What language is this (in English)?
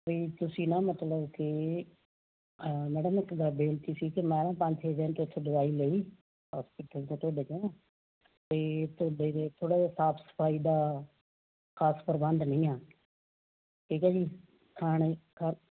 Punjabi